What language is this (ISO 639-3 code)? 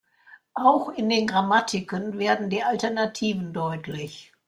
deu